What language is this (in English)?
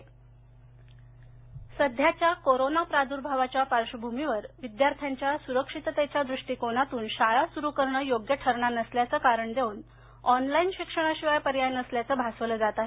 Marathi